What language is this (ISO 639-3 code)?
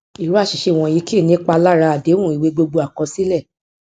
yor